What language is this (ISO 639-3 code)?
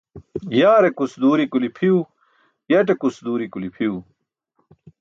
bsk